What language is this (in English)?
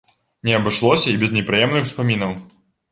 Belarusian